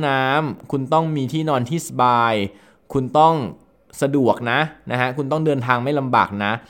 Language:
Thai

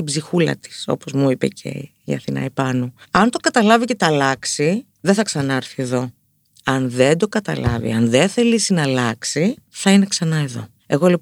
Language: Greek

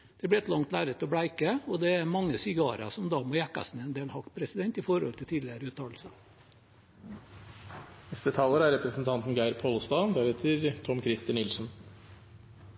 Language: Norwegian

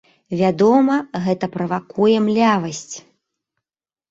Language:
Belarusian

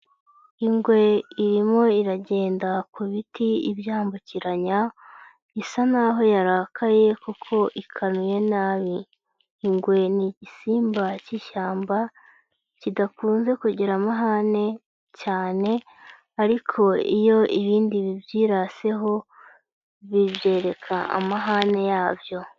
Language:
Kinyarwanda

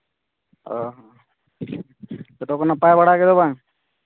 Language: Santali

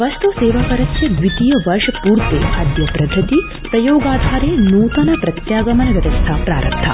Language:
Sanskrit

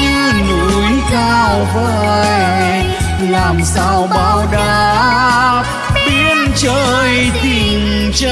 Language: Vietnamese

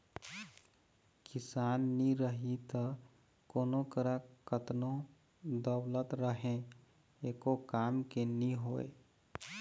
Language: Chhattisgarhi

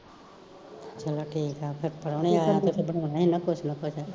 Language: Punjabi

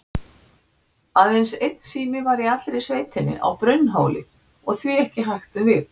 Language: Icelandic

